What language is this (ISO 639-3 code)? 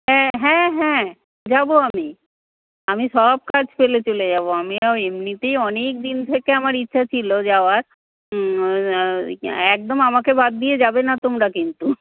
ben